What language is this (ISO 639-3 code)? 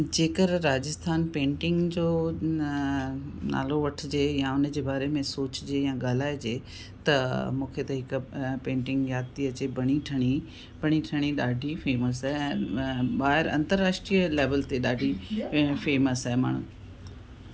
snd